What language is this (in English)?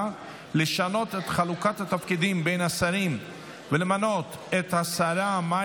Hebrew